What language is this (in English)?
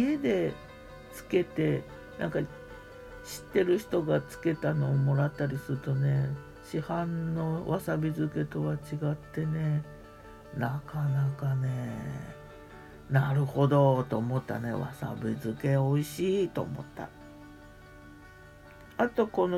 Japanese